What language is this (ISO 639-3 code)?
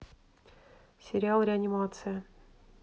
rus